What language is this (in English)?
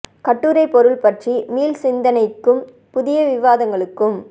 Tamil